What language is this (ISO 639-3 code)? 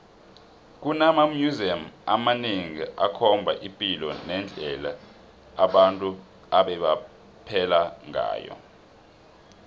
nbl